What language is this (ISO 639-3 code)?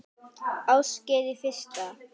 isl